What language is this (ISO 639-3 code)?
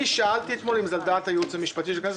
heb